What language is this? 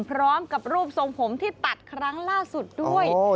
Thai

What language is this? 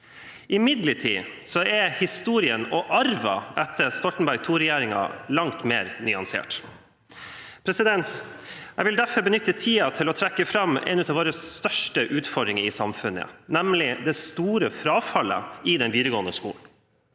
Norwegian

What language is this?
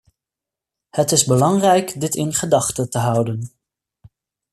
Dutch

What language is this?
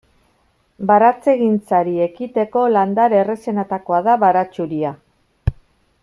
Basque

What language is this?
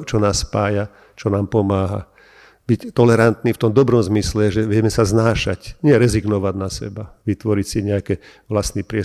Slovak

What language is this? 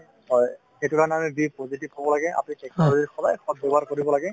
Assamese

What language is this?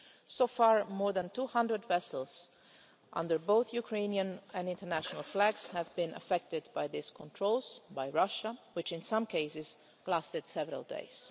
English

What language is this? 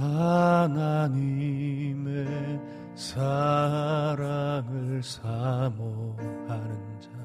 Korean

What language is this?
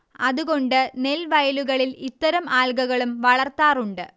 Malayalam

